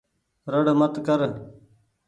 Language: Goaria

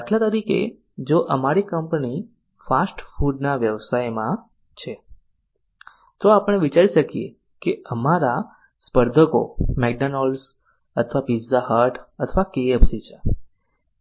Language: Gujarati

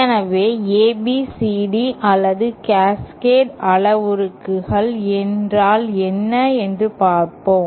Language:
Tamil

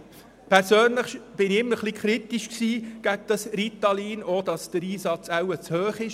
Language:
Swiss German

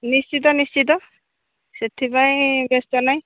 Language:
Odia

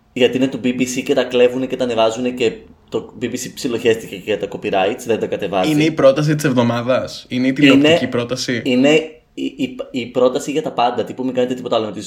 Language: Greek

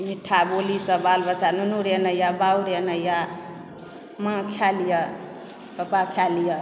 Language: Maithili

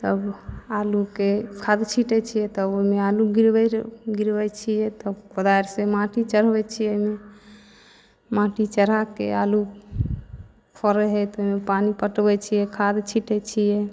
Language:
Maithili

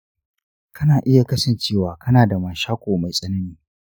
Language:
Hausa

